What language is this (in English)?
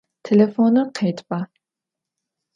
Adyghe